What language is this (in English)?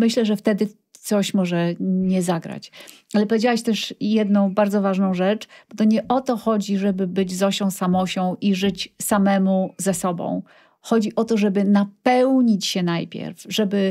Polish